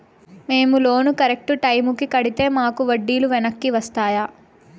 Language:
Telugu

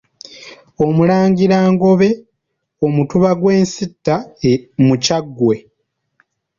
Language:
Ganda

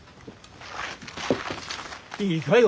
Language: Japanese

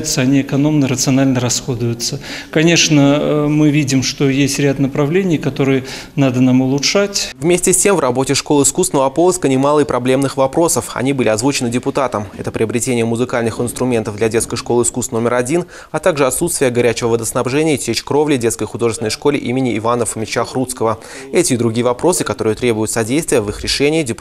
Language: Russian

